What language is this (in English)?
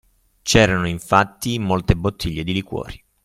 Italian